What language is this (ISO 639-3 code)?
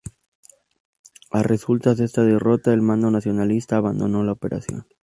spa